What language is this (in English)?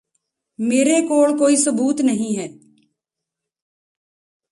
Punjabi